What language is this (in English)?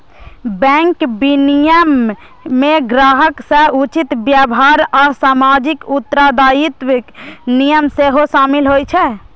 Maithili